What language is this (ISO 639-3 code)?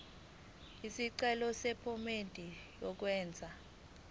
zul